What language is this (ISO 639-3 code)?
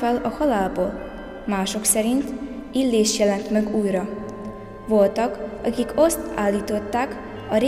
hun